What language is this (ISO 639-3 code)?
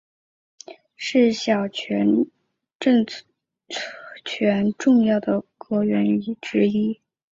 zho